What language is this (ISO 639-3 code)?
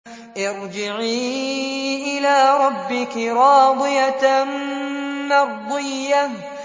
ara